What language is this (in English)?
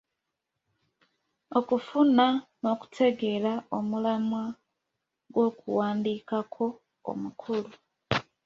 Ganda